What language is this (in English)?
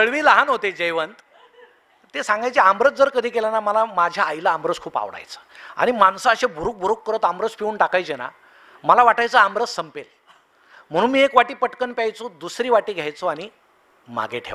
Marathi